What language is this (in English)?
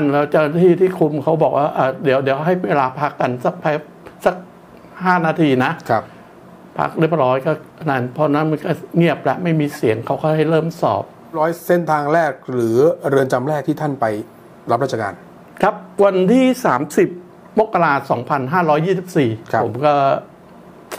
Thai